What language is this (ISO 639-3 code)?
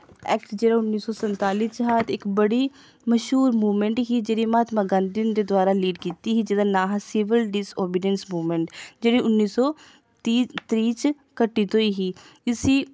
doi